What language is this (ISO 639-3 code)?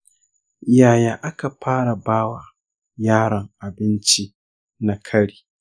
hau